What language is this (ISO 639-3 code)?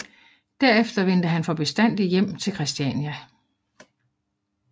dan